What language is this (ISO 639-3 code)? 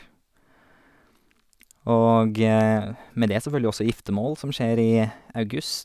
nor